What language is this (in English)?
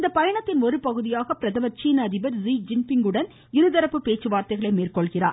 Tamil